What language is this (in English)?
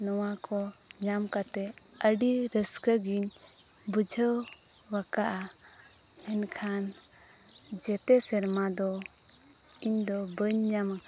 Santali